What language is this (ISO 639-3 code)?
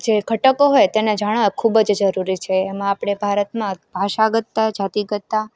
guj